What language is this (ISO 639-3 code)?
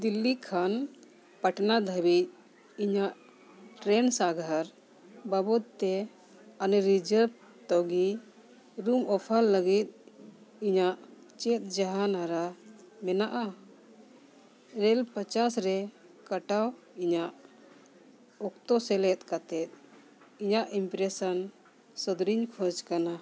sat